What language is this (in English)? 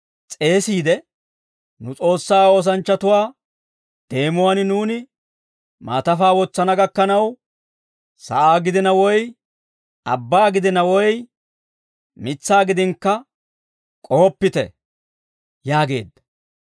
Dawro